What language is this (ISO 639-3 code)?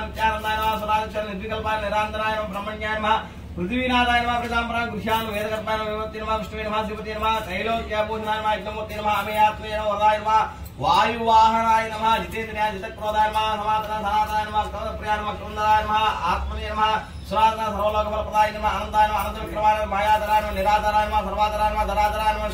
tel